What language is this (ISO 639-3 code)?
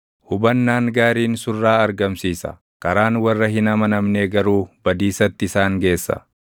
orm